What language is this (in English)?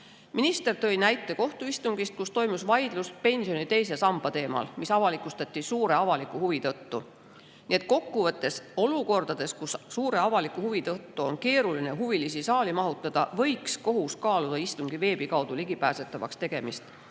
Estonian